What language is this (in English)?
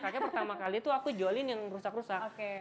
Indonesian